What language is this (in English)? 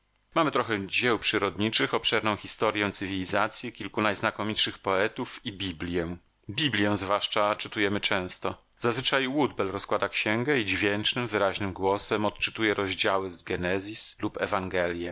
Polish